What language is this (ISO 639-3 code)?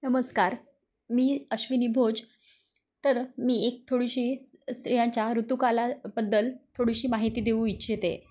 mar